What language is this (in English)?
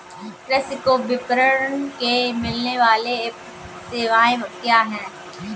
Hindi